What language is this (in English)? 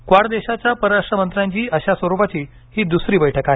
Marathi